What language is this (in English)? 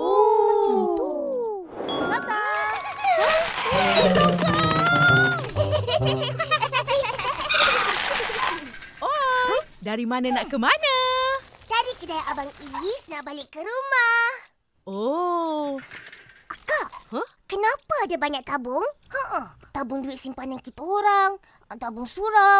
Malay